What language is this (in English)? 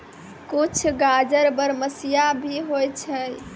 Maithili